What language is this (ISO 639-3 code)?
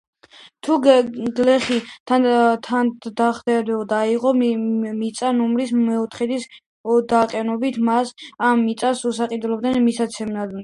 kat